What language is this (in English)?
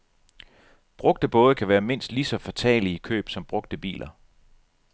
Danish